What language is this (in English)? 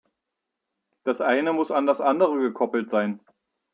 German